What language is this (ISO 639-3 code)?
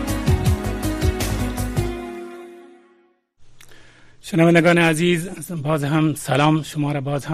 fas